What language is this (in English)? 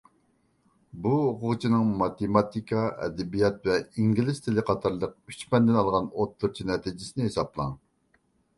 Uyghur